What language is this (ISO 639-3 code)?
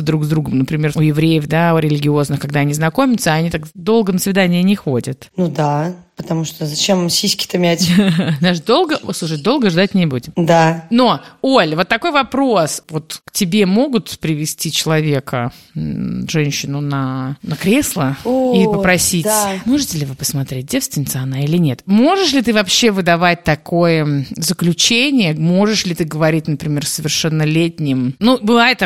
rus